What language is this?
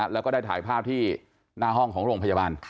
Thai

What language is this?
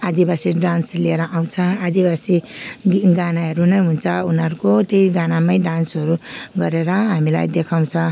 Nepali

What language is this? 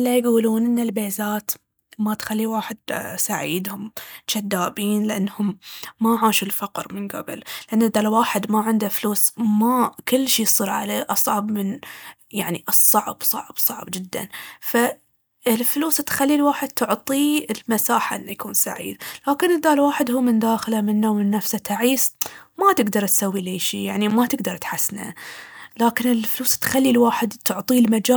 Baharna Arabic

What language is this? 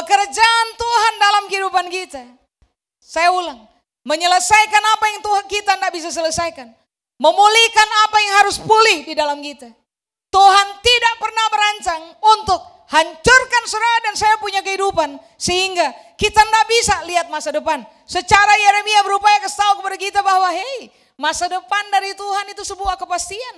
Indonesian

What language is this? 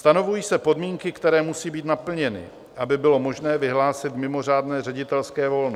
Czech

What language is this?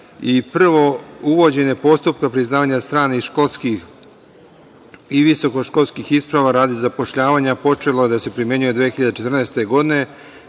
Serbian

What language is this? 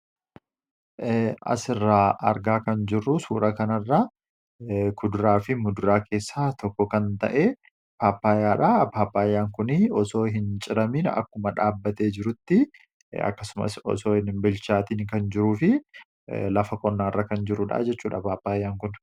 Oromo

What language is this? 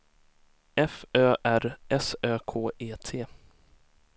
Swedish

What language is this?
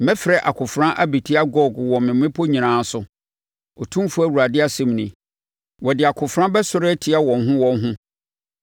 Akan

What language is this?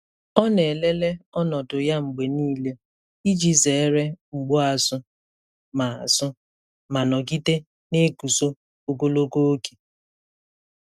Igbo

